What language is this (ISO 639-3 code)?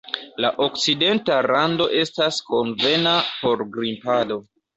epo